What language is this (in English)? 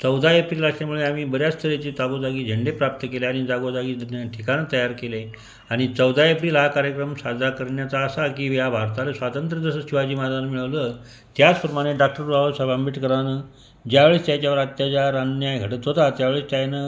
Marathi